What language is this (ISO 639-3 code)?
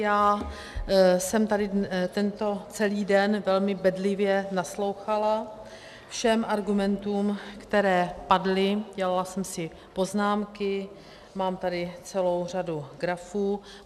ces